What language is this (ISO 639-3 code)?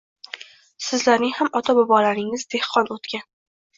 uzb